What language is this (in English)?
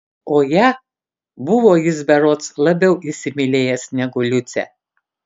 Lithuanian